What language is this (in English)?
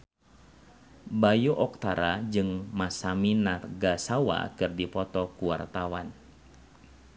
Sundanese